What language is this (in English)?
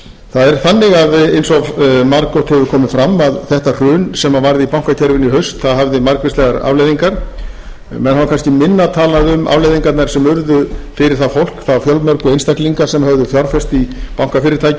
Icelandic